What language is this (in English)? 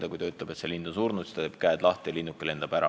Estonian